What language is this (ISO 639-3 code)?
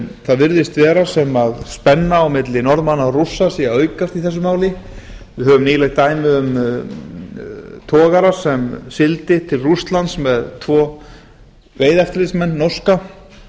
isl